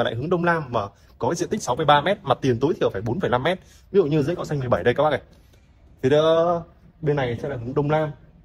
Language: Vietnamese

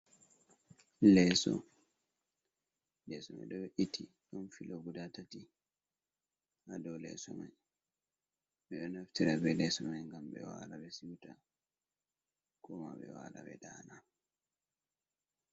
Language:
Fula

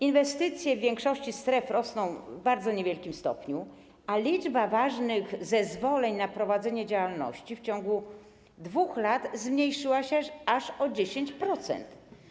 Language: Polish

